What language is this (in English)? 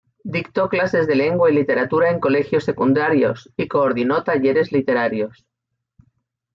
Spanish